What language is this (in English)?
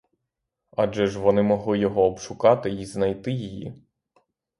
Ukrainian